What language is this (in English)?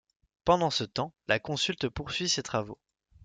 French